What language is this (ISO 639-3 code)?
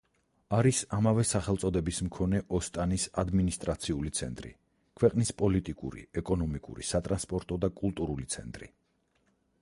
kat